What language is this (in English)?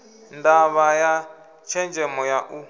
Venda